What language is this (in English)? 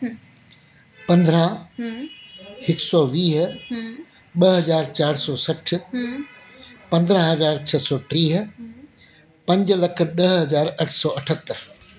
Sindhi